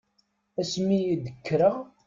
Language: Kabyle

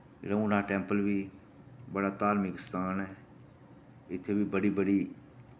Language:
Dogri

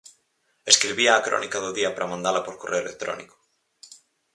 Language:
Galician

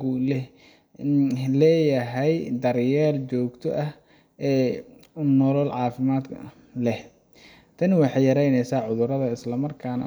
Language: Somali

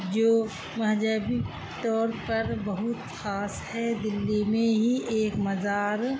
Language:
Urdu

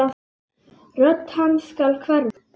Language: Icelandic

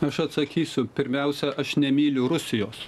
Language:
Lithuanian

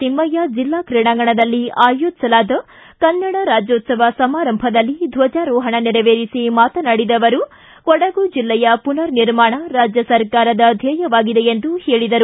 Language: Kannada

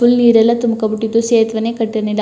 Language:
Kannada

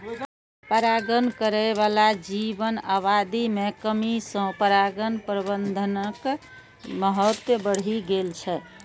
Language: Maithili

